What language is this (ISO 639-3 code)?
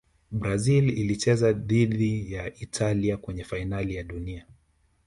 swa